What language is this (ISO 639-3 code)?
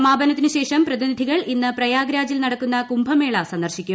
mal